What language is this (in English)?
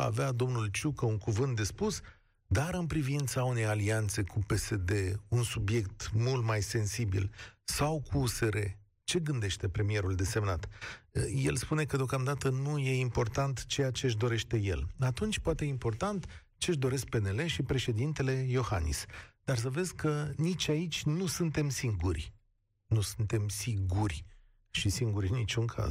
Romanian